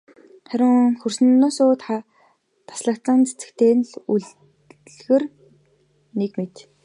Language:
Mongolian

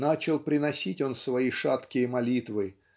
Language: Russian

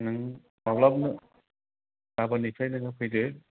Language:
Bodo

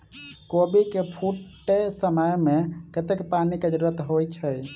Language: Maithili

